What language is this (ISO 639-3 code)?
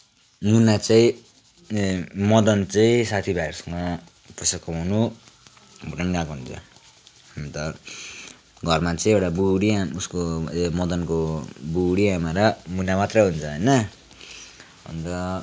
nep